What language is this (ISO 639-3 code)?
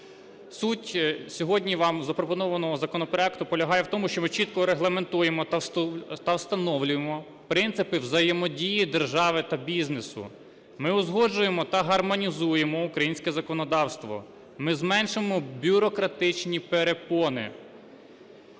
ukr